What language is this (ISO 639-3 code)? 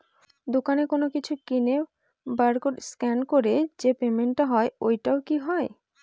ben